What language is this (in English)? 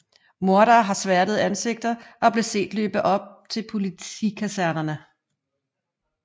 Danish